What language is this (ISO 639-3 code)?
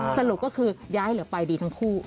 tha